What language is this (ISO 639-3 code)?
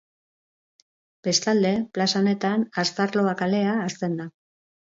eus